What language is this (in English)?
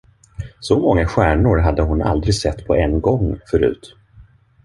Swedish